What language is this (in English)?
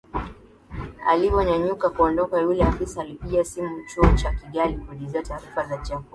Swahili